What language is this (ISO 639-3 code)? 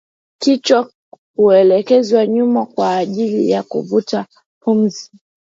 swa